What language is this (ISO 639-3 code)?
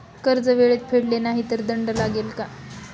mar